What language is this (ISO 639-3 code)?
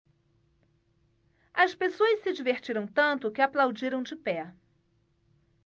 por